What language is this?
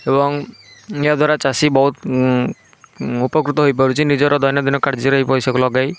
Odia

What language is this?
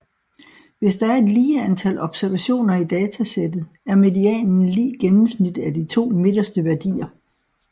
Danish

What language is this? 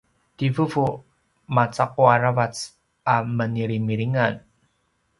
Paiwan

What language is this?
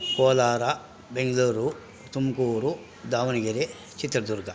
Kannada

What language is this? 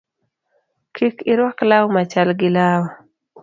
Luo (Kenya and Tanzania)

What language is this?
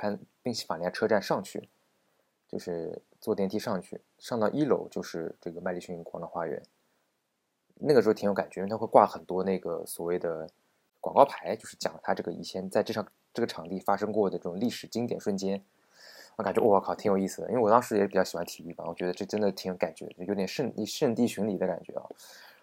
Chinese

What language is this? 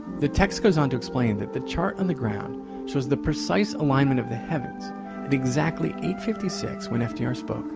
English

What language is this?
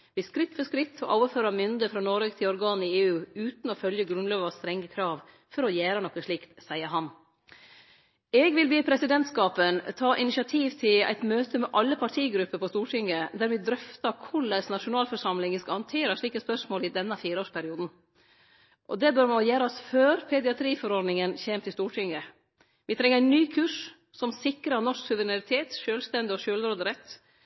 Norwegian Nynorsk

